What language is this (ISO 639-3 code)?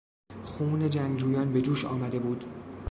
fas